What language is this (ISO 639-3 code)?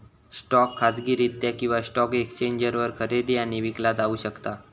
mar